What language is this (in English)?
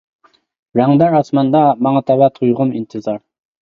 Uyghur